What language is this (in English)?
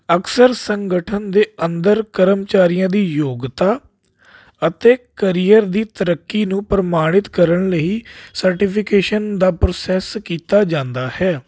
Punjabi